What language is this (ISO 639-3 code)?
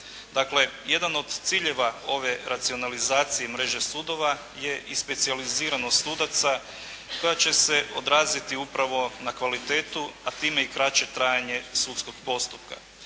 hrv